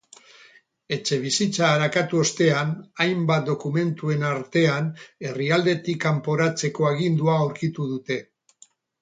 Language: Basque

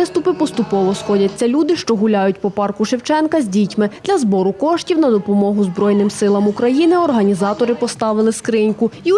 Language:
Ukrainian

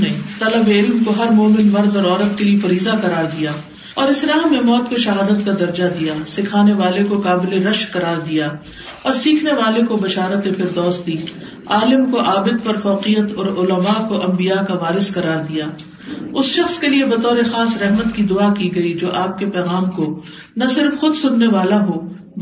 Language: Urdu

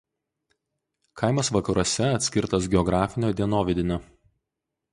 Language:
Lithuanian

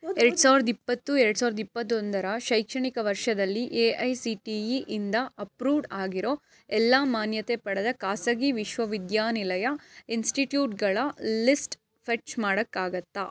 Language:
Kannada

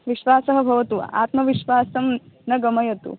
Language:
Sanskrit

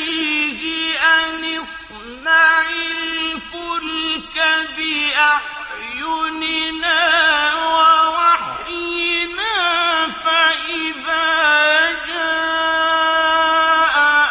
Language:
Arabic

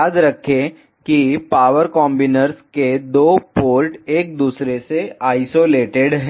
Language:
Hindi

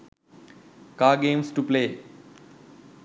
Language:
Sinhala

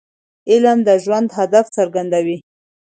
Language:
Pashto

